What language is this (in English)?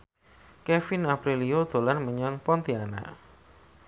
Javanese